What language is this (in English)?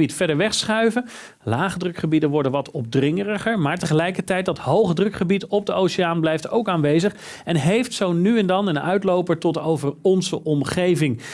Dutch